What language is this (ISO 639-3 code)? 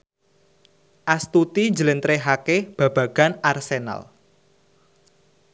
jav